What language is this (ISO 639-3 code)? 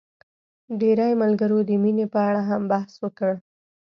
pus